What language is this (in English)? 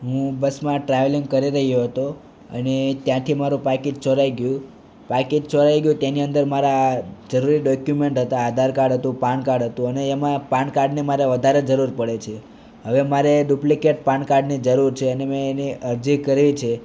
Gujarati